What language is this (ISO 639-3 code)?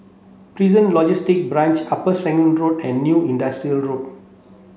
eng